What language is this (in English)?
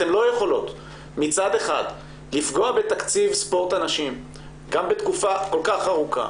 Hebrew